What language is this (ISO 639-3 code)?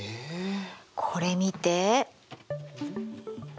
jpn